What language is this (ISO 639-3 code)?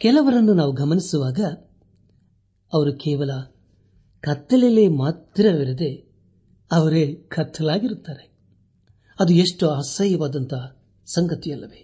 kan